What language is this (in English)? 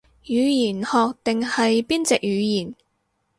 Cantonese